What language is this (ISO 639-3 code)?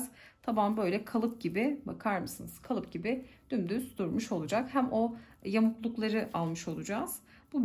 tur